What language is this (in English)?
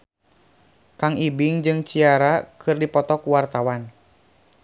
Sundanese